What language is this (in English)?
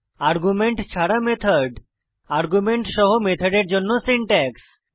Bangla